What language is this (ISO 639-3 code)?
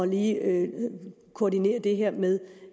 dan